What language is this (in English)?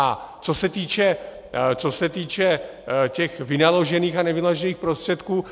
Czech